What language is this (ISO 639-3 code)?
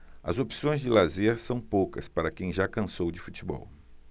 por